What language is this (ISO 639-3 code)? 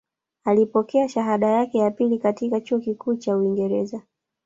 swa